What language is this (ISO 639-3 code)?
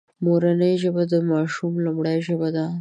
pus